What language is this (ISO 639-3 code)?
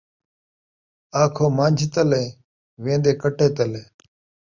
skr